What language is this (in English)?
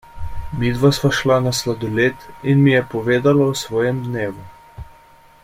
Slovenian